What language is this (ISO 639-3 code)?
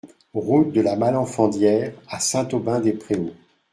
fra